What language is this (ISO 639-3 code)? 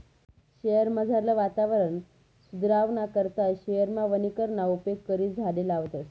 mar